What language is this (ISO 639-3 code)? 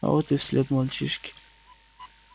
rus